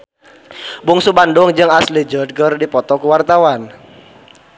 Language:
Sundanese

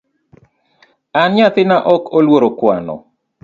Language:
Luo (Kenya and Tanzania)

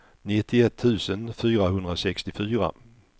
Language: Swedish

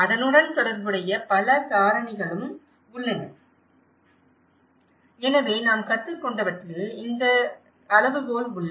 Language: Tamil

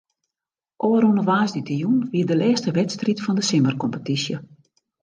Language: Western Frisian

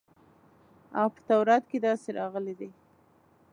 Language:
Pashto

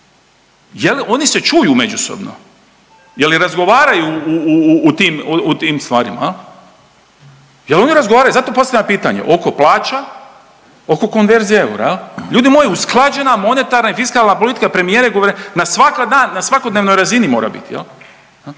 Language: Croatian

